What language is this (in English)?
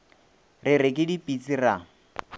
Northern Sotho